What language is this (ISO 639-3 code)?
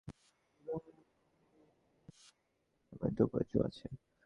ben